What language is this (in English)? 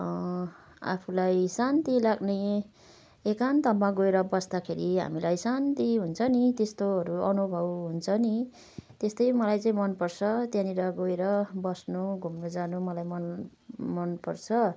Nepali